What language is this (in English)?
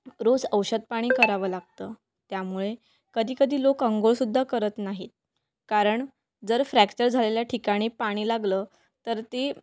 Marathi